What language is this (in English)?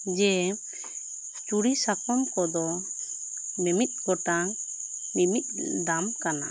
Santali